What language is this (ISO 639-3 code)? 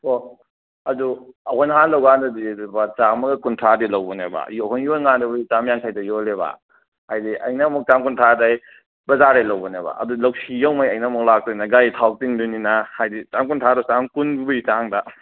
mni